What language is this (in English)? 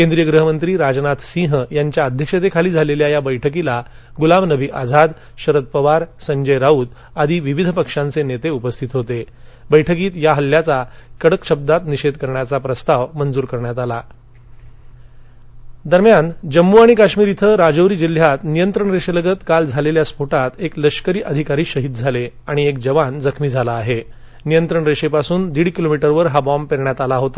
Marathi